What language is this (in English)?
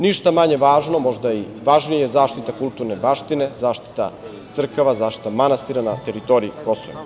Serbian